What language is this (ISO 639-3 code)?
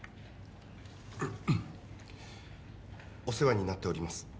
jpn